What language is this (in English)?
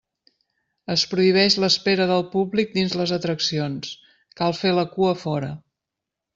Catalan